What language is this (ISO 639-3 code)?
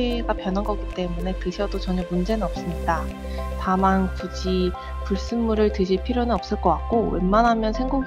kor